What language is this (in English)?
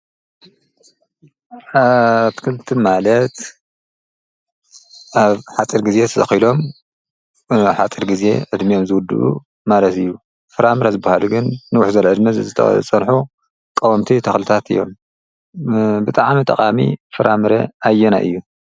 Tigrinya